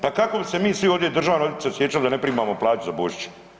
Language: Croatian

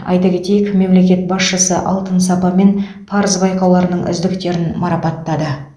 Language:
Kazakh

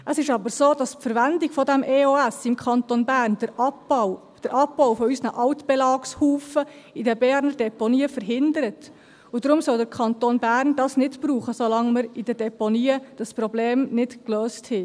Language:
Swiss German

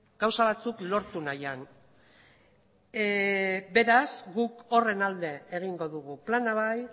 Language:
Basque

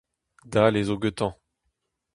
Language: Breton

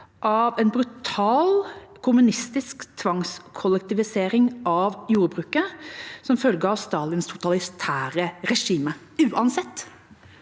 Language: Norwegian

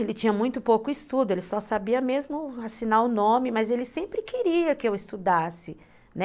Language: Portuguese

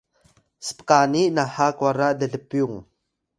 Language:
Atayal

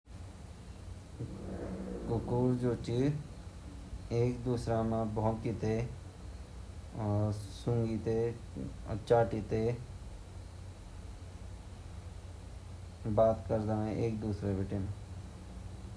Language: Garhwali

